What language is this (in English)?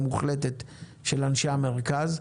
Hebrew